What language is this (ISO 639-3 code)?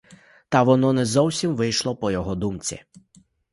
ukr